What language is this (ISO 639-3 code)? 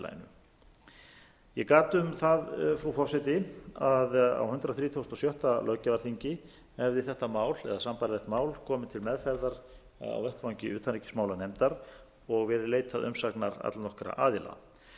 isl